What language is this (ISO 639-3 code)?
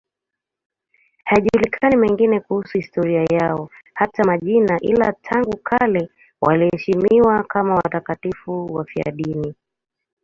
swa